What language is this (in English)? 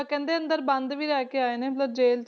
Punjabi